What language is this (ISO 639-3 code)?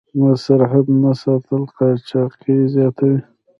pus